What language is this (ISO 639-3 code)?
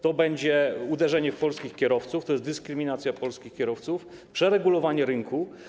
pol